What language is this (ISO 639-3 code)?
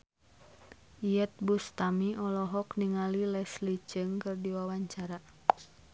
sun